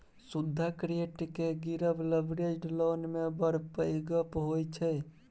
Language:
Maithili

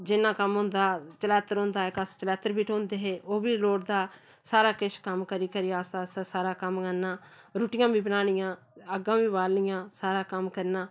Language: Dogri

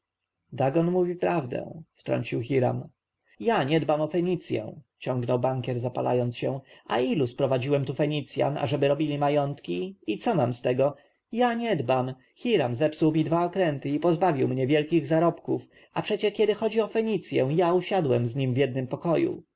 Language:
Polish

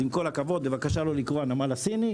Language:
Hebrew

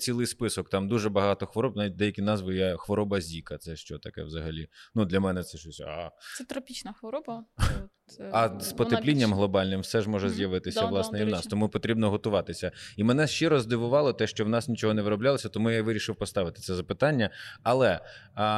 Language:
Ukrainian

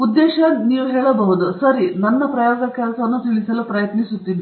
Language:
Kannada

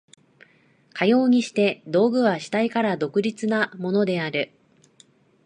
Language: Japanese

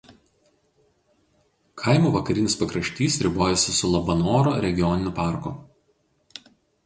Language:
Lithuanian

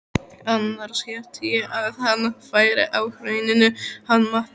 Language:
Icelandic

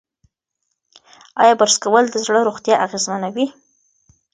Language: Pashto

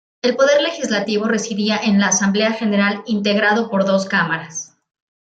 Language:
Spanish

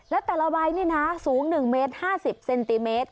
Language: Thai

